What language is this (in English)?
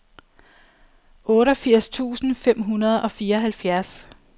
Danish